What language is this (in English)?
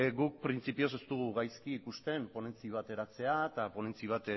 Basque